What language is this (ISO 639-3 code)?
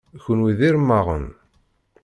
kab